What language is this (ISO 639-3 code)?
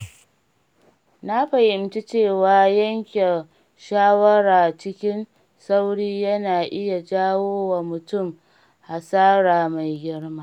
hau